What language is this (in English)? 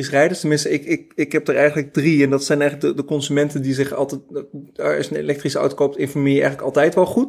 Dutch